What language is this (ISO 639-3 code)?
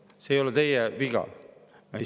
est